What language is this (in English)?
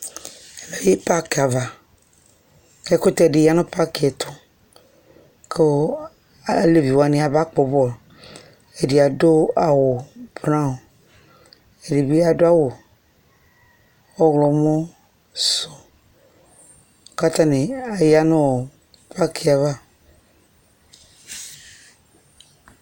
Ikposo